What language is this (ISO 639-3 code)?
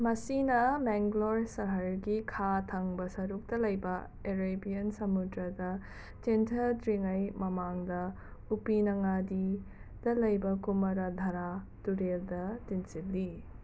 mni